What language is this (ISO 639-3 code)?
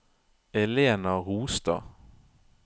nor